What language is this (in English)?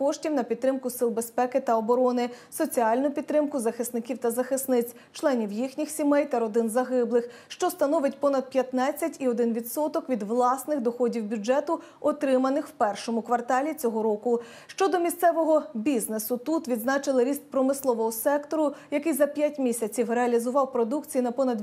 Ukrainian